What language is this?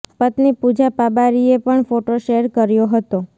Gujarati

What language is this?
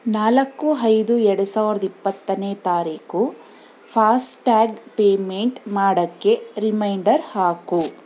Kannada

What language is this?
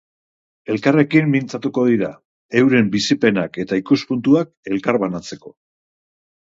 Basque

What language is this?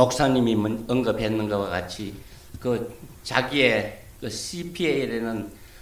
Korean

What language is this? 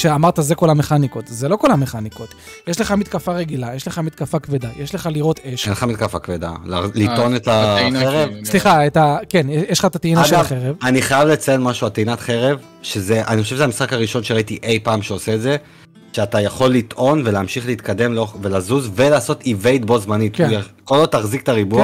Hebrew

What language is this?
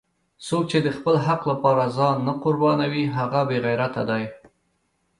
Pashto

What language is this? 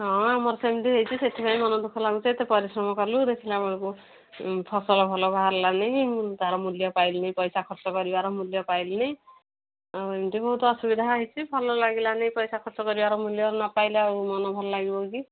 Odia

